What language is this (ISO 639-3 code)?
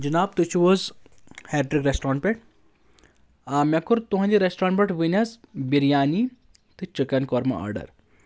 kas